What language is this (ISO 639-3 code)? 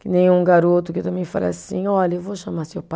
por